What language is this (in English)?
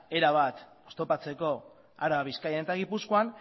Basque